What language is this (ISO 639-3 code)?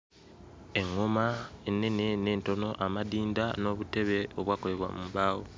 lug